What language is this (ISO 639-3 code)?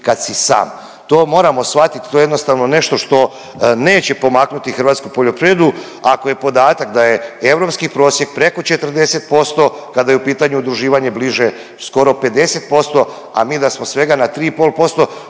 hrv